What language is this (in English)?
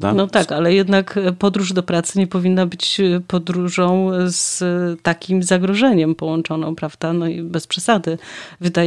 Polish